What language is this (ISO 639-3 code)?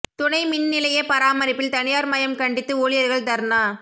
tam